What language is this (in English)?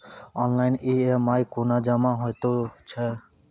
Maithili